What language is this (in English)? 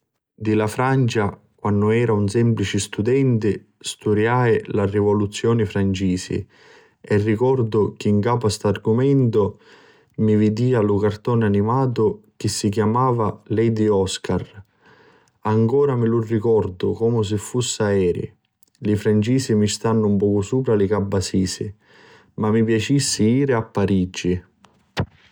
Sicilian